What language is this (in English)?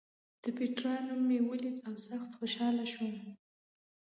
Pashto